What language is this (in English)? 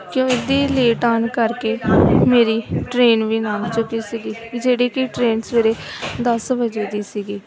Punjabi